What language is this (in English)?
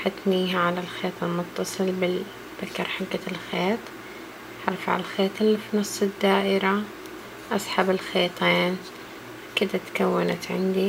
Arabic